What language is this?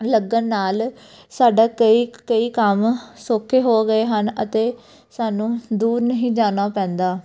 Punjabi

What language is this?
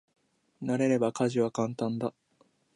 Japanese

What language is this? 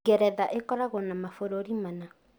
Kikuyu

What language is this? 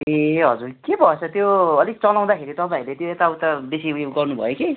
Nepali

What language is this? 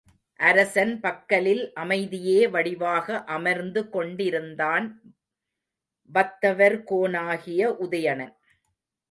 Tamil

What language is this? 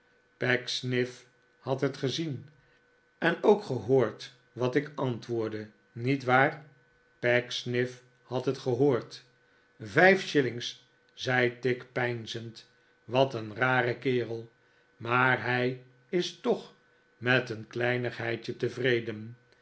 Dutch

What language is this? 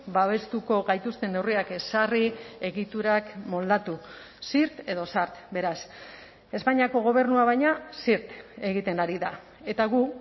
Basque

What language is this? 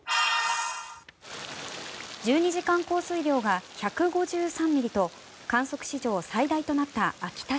Japanese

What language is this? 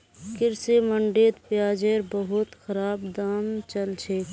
Magahi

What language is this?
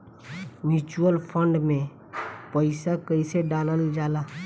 Bhojpuri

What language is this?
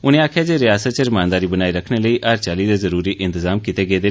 Dogri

